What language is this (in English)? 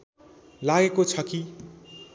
Nepali